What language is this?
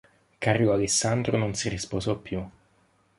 Italian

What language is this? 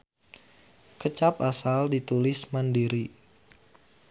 Sundanese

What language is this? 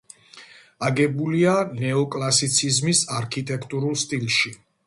Georgian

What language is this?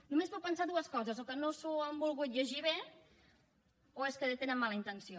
Catalan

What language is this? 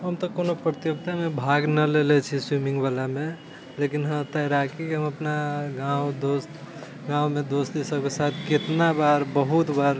Maithili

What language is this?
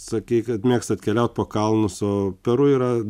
Lithuanian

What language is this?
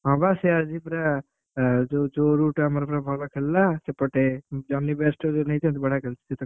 Odia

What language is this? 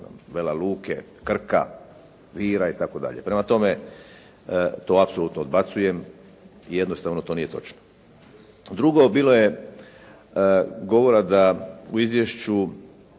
Croatian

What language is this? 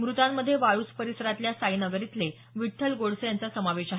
Marathi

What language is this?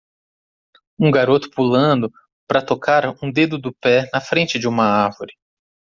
Portuguese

